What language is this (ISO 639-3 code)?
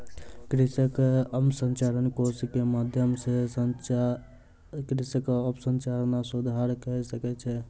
mai